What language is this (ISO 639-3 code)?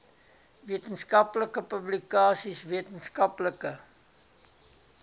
afr